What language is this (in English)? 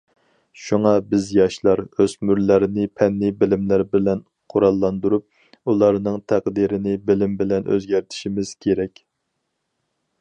Uyghur